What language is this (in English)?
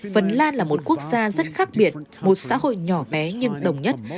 Vietnamese